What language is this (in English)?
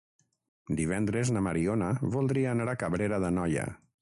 Catalan